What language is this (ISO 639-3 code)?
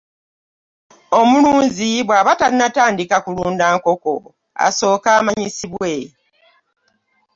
lug